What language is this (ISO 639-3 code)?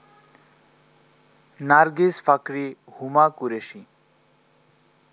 ben